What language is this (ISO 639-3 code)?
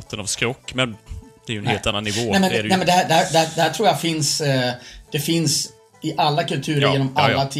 swe